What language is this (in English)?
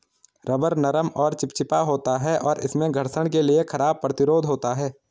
Hindi